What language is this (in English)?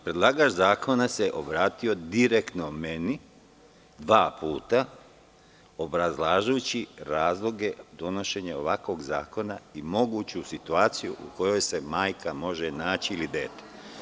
Serbian